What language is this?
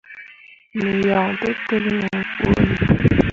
Mundang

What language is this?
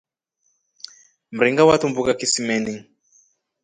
Rombo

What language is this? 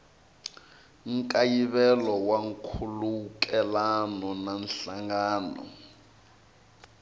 Tsonga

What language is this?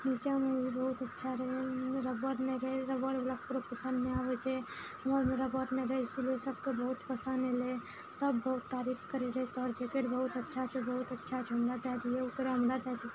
Maithili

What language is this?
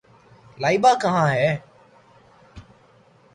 Urdu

